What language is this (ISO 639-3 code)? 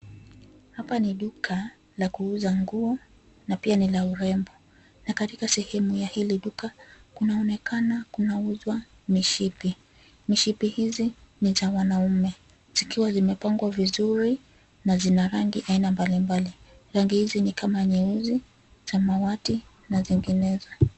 swa